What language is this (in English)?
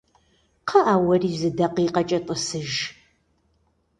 Kabardian